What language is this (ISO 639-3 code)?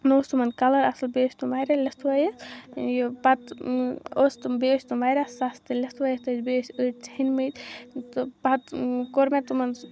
kas